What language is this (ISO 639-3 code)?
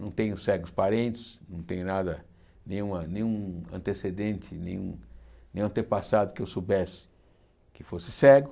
por